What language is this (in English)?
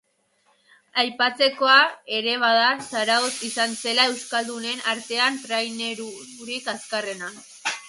Basque